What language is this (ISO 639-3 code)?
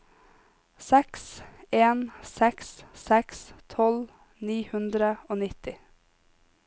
nor